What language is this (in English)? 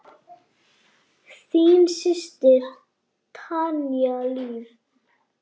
Icelandic